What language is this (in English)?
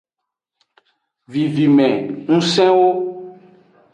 Aja (Benin)